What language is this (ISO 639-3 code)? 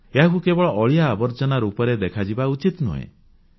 ori